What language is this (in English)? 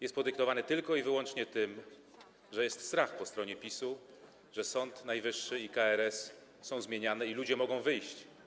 Polish